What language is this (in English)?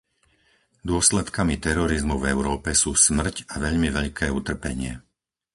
Slovak